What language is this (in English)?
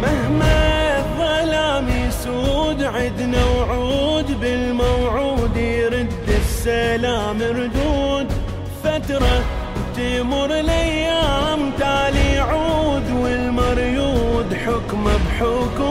Arabic